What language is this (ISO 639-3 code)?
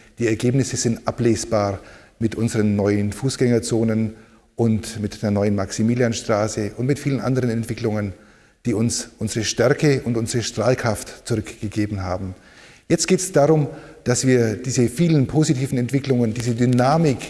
deu